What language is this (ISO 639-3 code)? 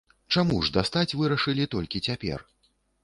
bel